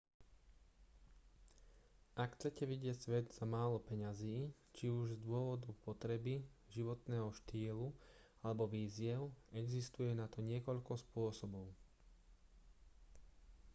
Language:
Slovak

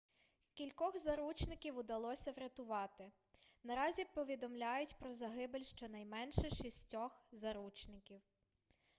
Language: Ukrainian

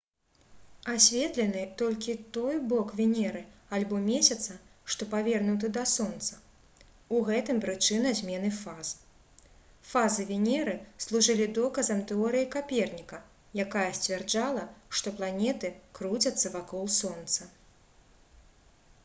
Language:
Belarusian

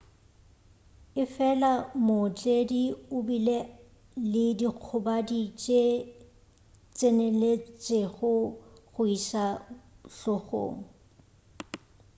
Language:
Northern Sotho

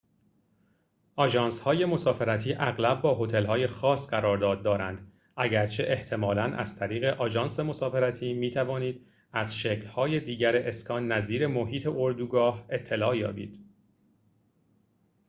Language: Persian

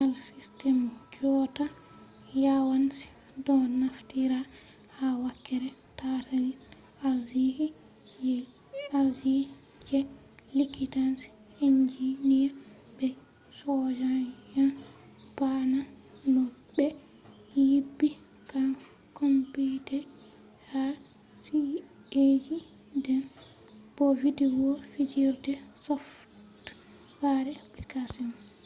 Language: Fula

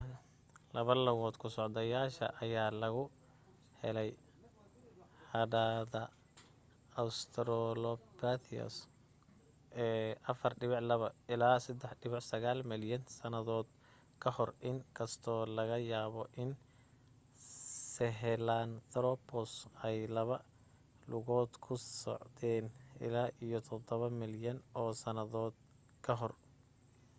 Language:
Somali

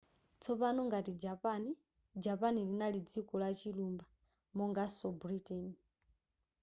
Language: Nyanja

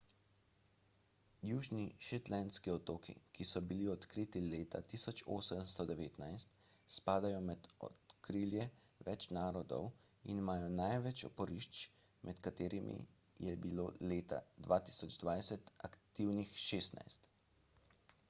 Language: Slovenian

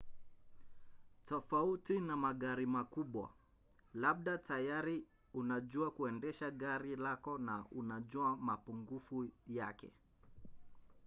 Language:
Swahili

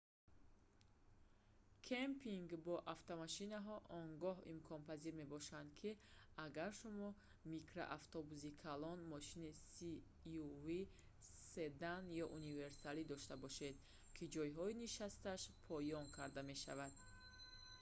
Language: Tajik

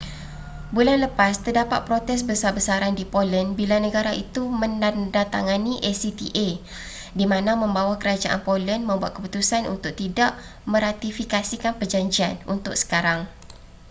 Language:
Malay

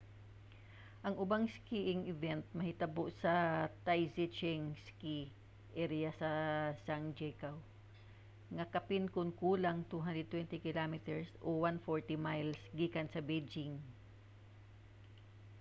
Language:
Cebuano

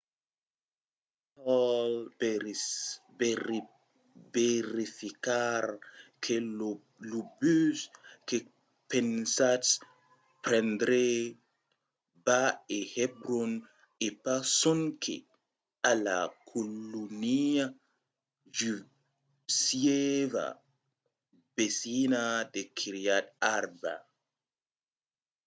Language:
Occitan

